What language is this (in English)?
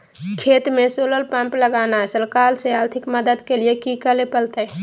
Magahi